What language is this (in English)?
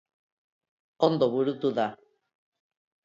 Basque